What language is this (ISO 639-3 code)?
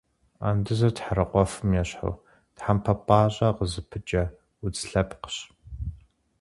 kbd